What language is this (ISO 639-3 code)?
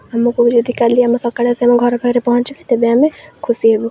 ori